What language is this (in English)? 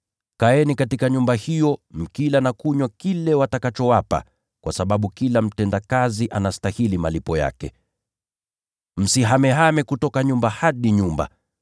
Swahili